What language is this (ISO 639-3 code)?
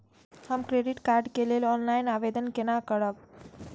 mai